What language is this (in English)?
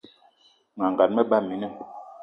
Eton (Cameroon)